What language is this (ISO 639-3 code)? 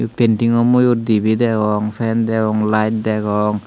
ccp